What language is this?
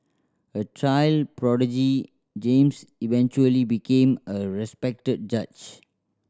English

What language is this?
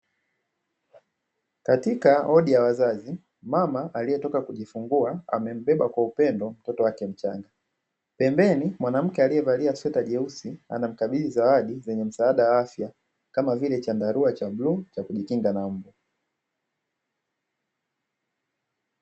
Swahili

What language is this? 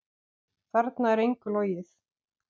Icelandic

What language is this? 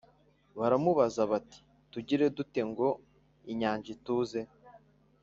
Kinyarwanda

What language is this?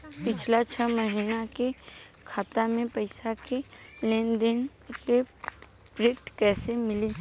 Bhojpuri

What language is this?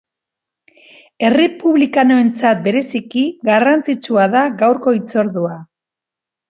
Basque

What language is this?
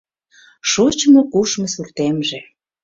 Mari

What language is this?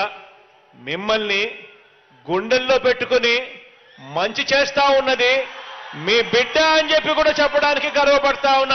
Telugu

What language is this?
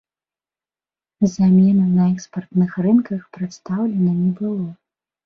Belarusian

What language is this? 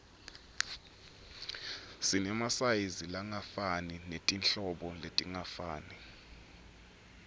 Swati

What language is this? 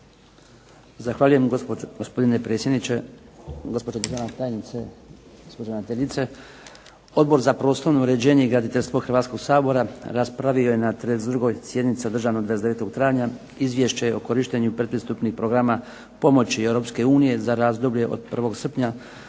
Croatian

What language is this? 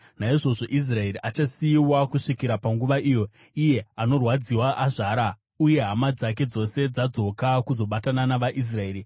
Shona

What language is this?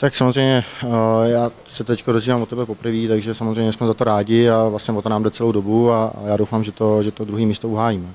Czech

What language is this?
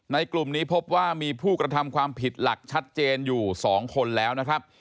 Thai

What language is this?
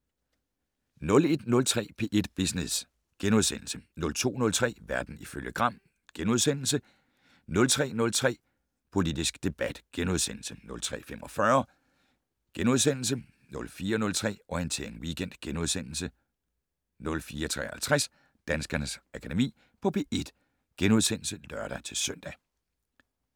Danish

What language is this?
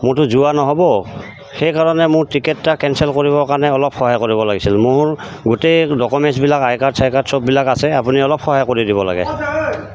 Assamese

